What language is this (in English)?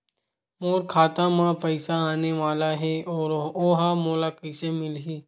Chhattisgarhi